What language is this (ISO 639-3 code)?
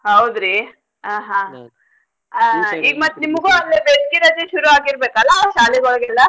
kan